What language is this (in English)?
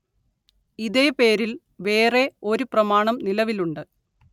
Malayalam